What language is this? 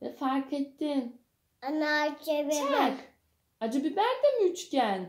Turkish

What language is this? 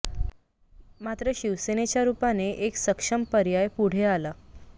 Marathi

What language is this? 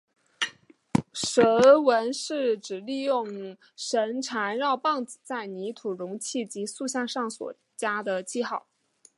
Chinese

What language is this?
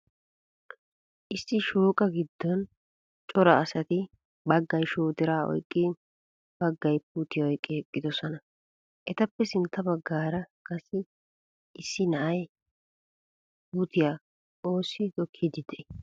Wolaytta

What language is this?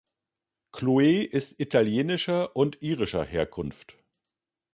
German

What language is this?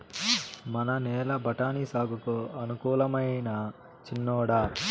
Telugu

